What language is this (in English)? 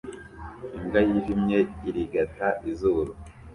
Kinyarwanda